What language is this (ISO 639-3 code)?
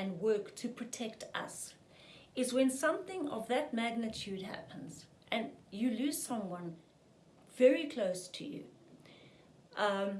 eng